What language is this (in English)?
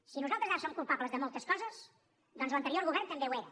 Catalan